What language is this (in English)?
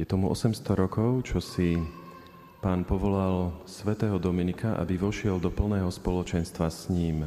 Slovak